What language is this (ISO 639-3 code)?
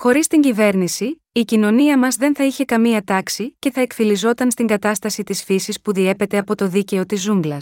ell